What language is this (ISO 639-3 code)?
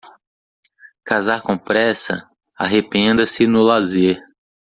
por